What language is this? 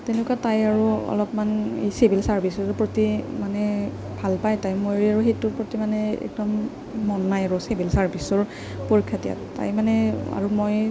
Assamese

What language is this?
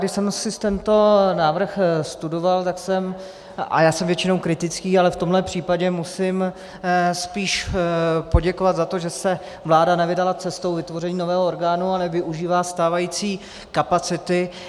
Czech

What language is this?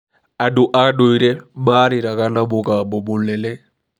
Kikuyu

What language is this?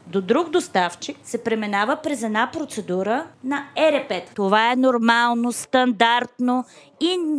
Bulgarian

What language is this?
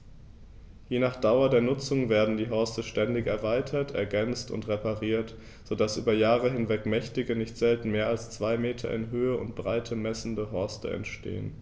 German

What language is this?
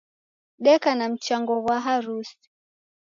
Taita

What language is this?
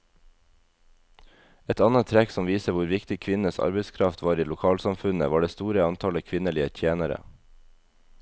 Norwegian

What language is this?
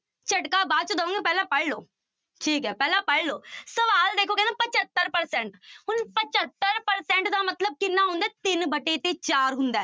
Punjabi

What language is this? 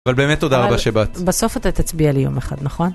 Hebrew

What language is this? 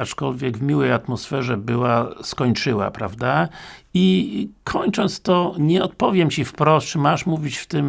Polish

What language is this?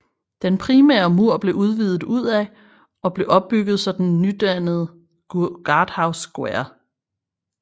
Danish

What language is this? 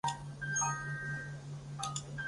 Chinese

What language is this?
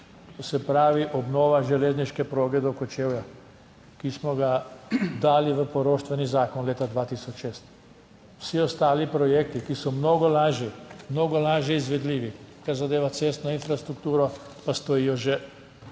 Slovenian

